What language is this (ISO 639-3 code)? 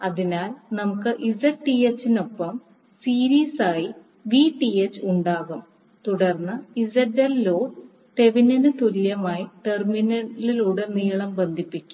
mal